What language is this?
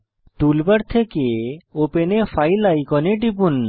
Bangla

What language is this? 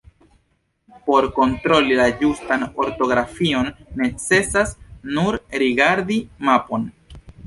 Esperanto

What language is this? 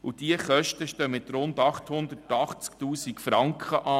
Swiss German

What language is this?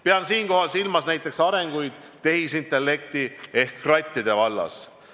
Estonian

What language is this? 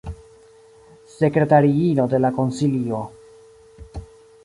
Esperanto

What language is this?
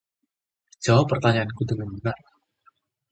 Indonesian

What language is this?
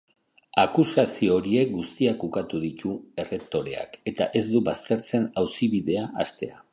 Basque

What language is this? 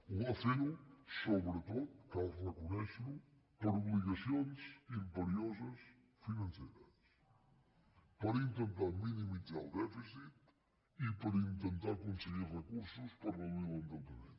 Catalan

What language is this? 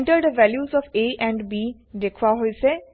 Assamese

